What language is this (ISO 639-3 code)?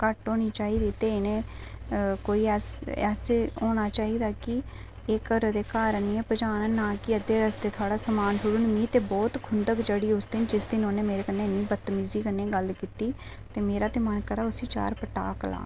doi